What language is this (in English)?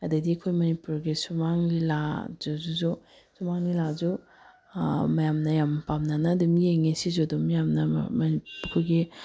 Manipuri